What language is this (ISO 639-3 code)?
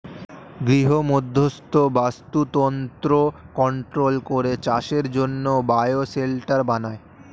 ben